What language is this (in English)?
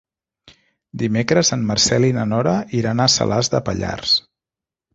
Catalan